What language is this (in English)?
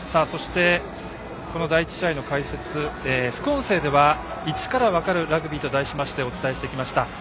Japanese